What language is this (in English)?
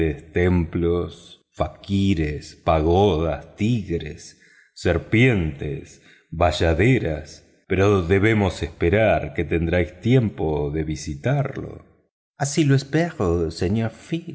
Spanish